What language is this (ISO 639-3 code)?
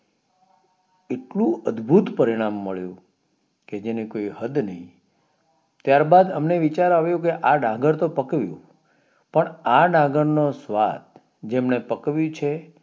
guj